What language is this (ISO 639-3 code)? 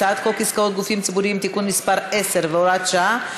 heb